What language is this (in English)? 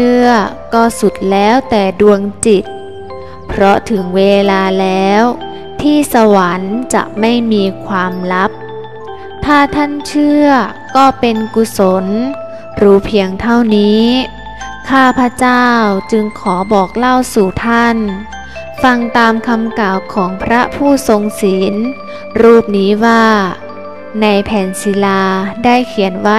Thai